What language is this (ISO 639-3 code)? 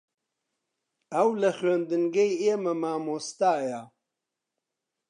ckb